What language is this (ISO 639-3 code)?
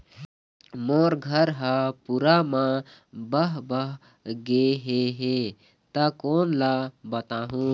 hne